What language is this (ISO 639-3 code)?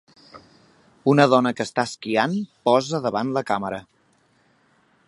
cat